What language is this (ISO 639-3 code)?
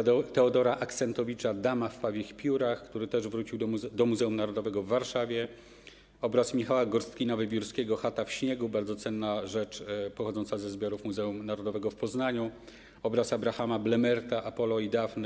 pol